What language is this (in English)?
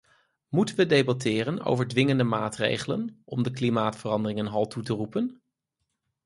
Dutch